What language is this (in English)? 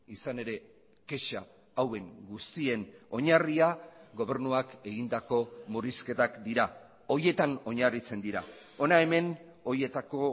Basque